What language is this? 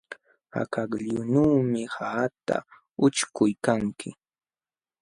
Jauja Wanca Quechua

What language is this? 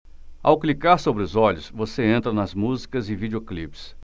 Portuguese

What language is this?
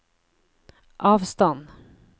Norwegian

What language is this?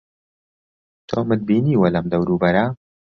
Central Kurdish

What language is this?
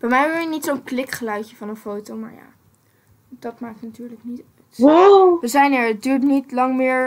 Dutch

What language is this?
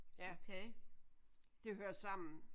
Danish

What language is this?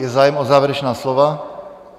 Czech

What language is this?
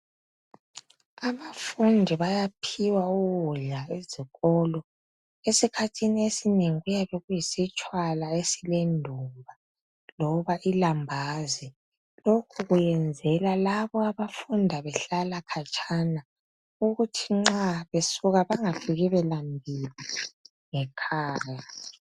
North Ndebele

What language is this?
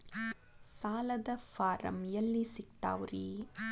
Kannada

